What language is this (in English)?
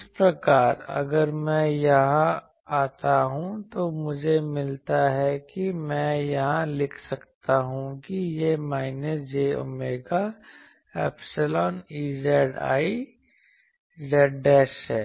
Hindi